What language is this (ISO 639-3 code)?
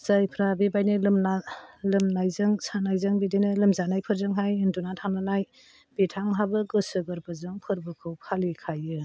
brx